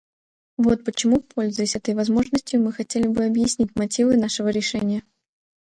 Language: Russian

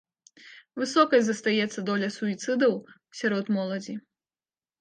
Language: Belarusian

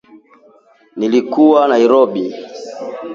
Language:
Swahili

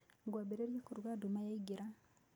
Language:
Kikuyu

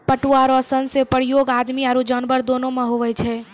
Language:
Maithili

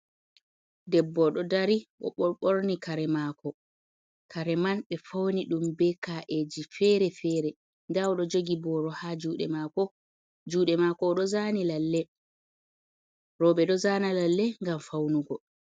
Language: Fula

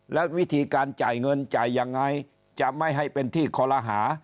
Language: Thai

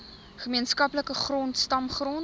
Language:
Afrikaans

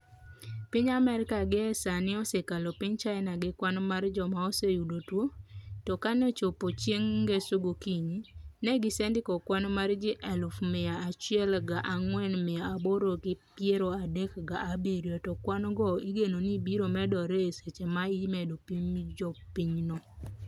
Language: Luo (Kenya and Tanzania)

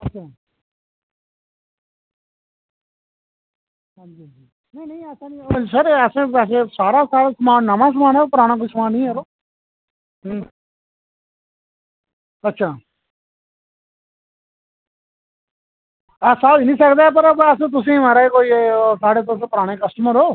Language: Dogri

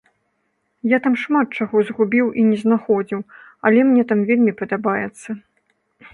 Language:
Belarusian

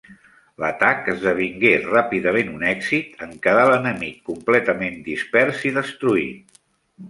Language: Catalan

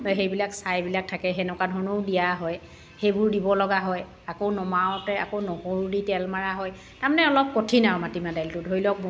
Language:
Assamese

